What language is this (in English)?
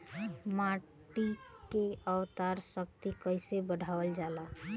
Bhojpuri